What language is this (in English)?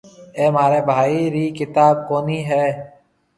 Marwari (Pakistan)